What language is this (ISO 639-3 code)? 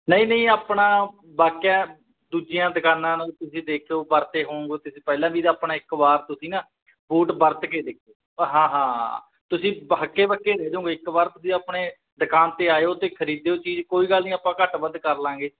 pan